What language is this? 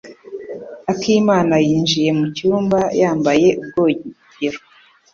Kinyarwanda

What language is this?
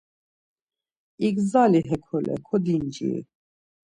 Laz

